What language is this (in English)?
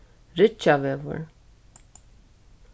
Faroese